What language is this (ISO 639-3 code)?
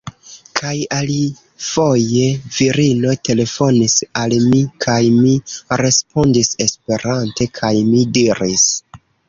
epo